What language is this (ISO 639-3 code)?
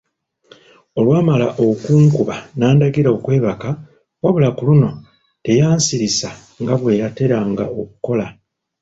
lug